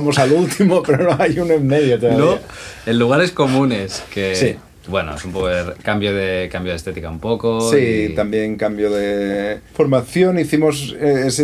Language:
Spanish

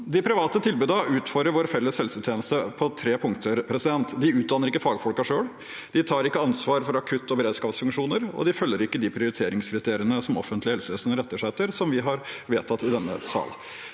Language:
Norwegian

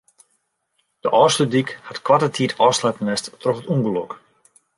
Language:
Western Frisian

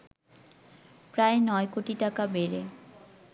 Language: Bangla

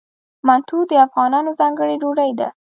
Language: Pashto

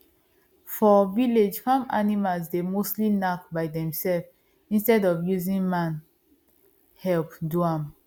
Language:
Nigerian Pidgin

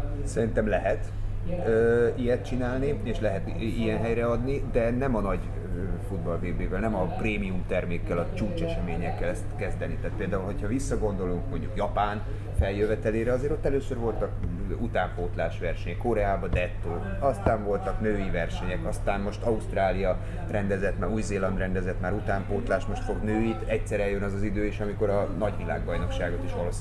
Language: Hungarian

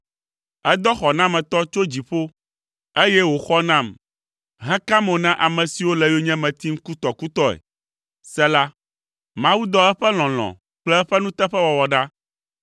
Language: Ewe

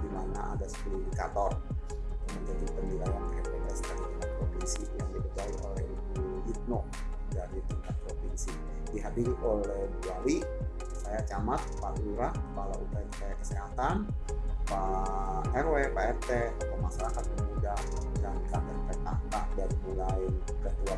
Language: Indonesian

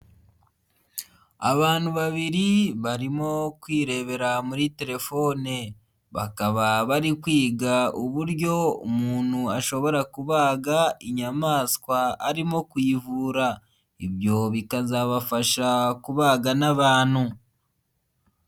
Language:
Kinyarwanda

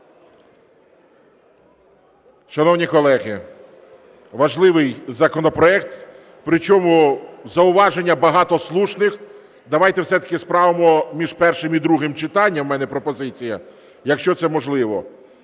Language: Ukrainian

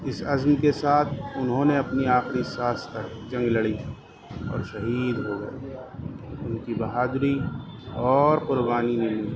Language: Urdu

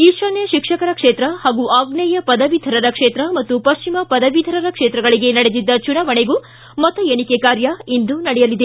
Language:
Kannada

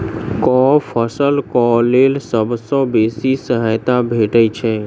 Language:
Maithili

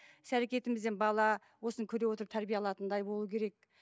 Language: Kazakh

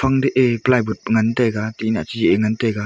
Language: Wancho Naga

